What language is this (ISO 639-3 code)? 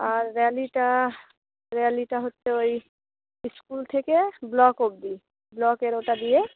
ben